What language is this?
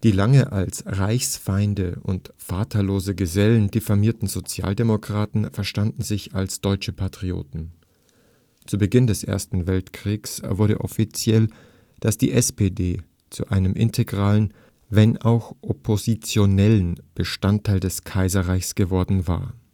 German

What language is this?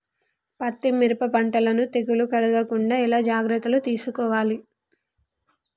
Telugu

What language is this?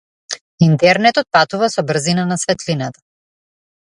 Macedonian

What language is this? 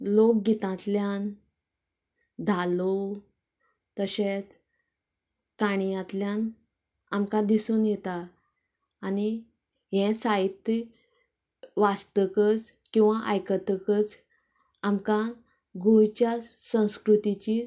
Konkani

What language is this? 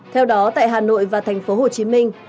Vietnamese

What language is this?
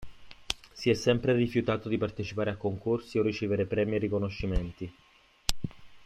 Italian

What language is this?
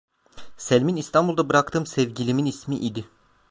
Turkish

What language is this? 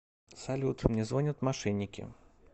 Russian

